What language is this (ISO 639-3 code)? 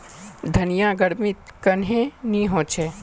mag